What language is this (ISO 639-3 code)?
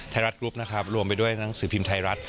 tha